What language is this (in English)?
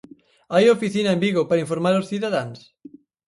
Galician